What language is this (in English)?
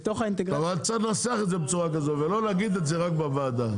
Hebrew